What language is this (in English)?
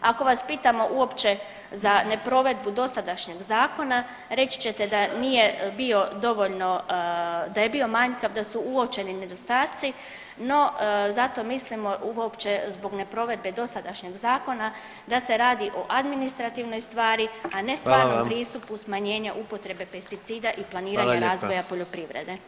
Croatian